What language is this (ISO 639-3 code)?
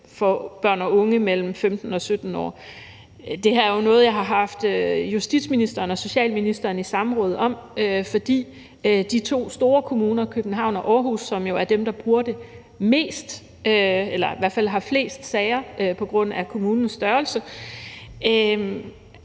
dan